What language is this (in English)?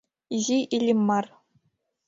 Mari